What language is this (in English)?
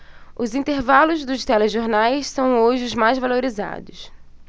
Portuguese